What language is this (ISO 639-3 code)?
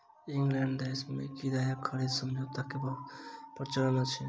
mai